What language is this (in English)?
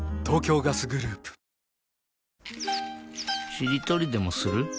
Japanese